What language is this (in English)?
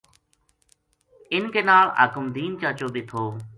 Gujari